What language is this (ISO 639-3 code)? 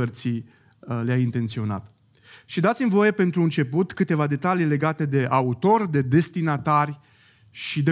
ron